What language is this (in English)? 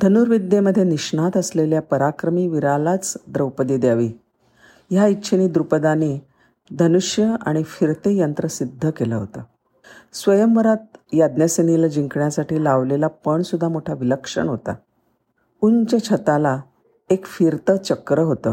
Marathi